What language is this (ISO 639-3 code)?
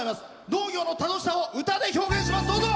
jpn